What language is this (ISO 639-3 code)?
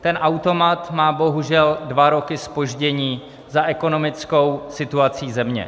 ces